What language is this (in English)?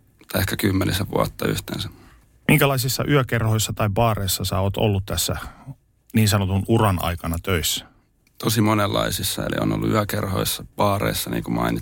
Finnish